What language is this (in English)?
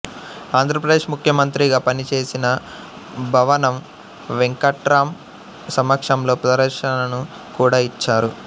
Telugu